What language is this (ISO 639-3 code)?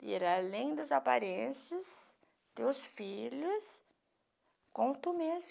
por